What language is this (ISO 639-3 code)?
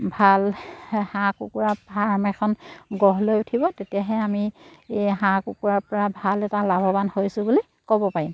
asm